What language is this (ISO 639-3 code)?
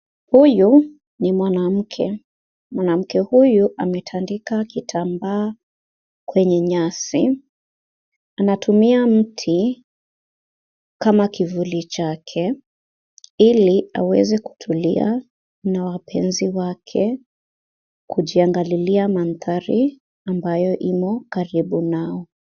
swa